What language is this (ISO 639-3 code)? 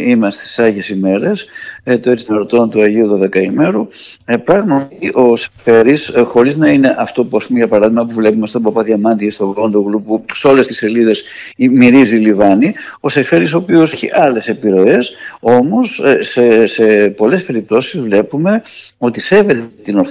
ell